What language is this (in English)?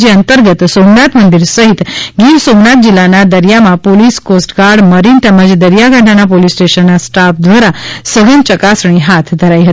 Gujarati